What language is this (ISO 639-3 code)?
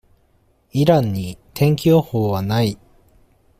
jpn